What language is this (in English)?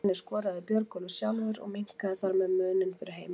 Icelandic